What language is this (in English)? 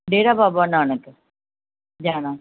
Punjabi